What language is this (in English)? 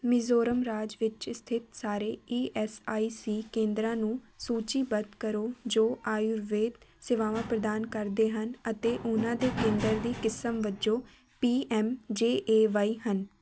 Punjabi